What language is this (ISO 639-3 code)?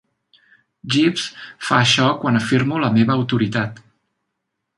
cat